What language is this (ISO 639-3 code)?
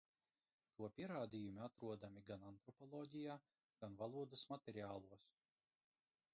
lav